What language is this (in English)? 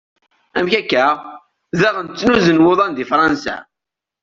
Kabyle